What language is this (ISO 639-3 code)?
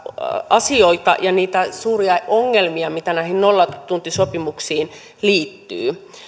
fin